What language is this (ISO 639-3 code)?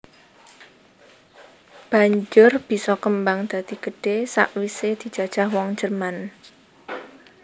jav